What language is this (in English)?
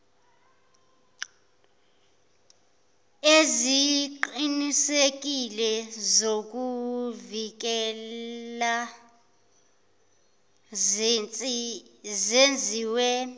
Zulu